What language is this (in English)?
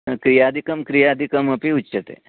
Sanskrit